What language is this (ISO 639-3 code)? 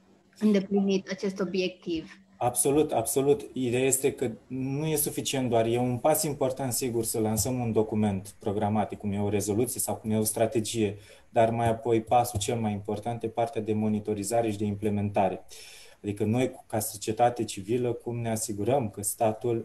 ron